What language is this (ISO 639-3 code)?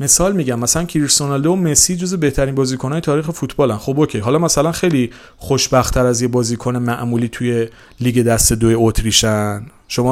fas